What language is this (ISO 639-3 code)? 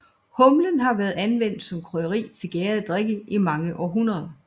dan